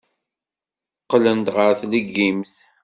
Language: Kabyle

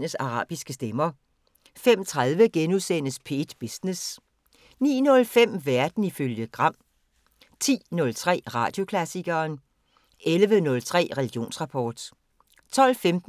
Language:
Danish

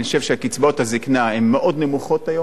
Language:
Hebrew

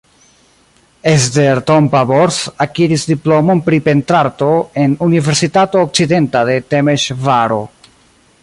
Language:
Esperanto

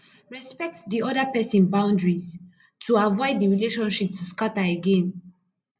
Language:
Nigerian Pidgin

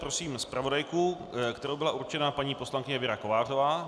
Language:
Czech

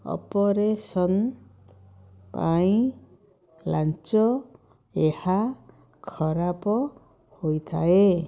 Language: Odia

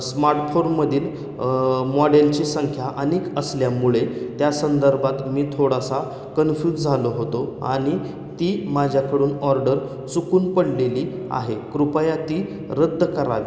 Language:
Marathi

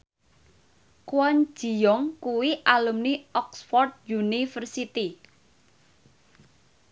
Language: Javanese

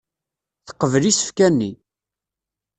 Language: Kabyle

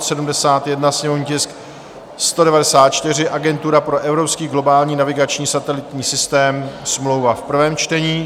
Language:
Czech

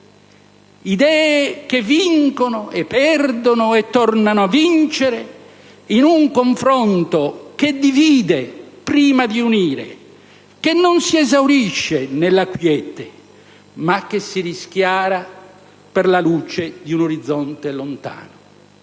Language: Italian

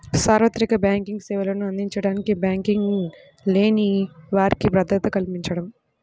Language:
Telugu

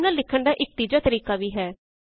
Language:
Punjabi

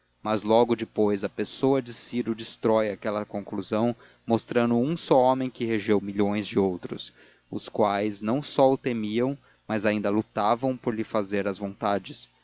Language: Portuguese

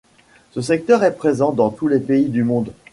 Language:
French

